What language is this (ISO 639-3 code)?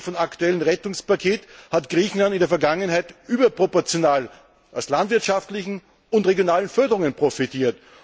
deu